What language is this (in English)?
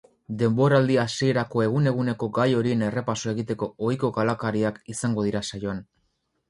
Basque